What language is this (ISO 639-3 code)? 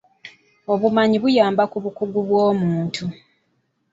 lug